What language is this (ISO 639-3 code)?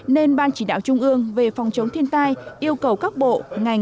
vie